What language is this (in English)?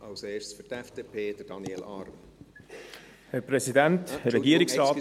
Swiss German